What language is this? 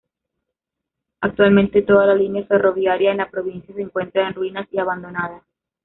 Spanish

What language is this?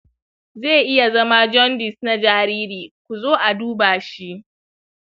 Hausa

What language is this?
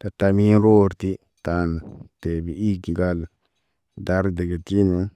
Naba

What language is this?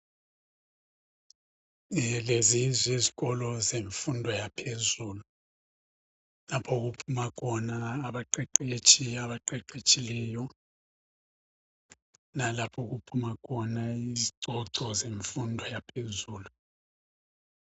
North Ndebele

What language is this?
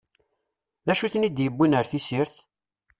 Kabyle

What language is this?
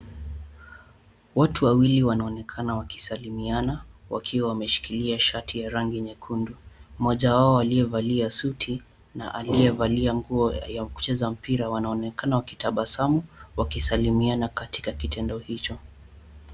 Swahili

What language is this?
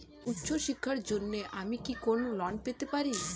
Bangla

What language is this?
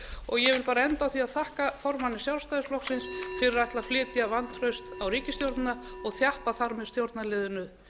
Icelandic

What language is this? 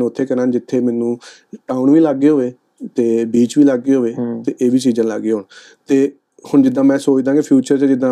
Punjabi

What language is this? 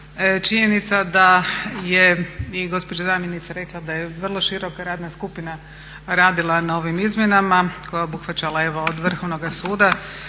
Croatian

